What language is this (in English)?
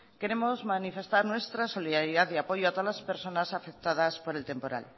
Spanish